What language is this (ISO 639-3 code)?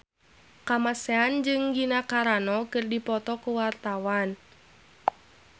sun